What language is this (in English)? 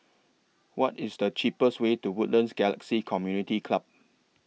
English